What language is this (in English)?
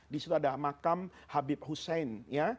Indonesian